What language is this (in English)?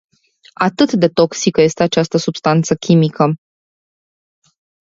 Romanian